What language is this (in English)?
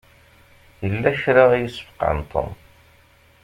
Kabyle